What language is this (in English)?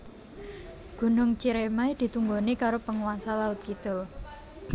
Javanese